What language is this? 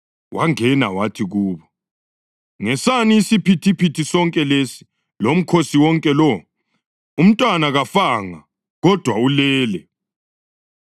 North Ndebele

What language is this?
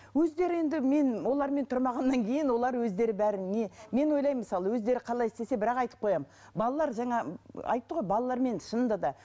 Kazakh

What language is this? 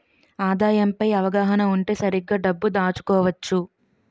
Telugu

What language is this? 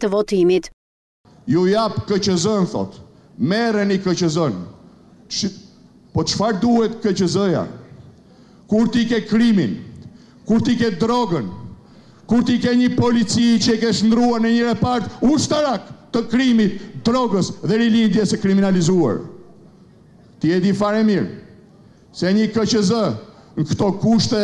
Romanian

